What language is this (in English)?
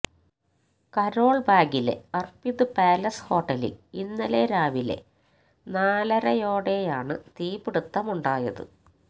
Malayalam